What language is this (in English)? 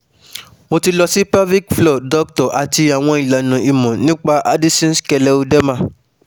Yoruba